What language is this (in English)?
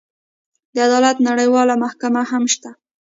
Pashto